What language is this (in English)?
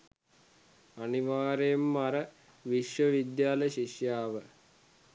Sinhala